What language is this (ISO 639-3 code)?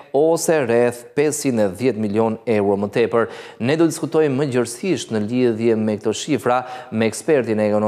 ron